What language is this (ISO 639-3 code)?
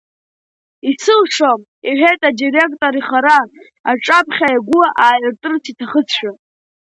abk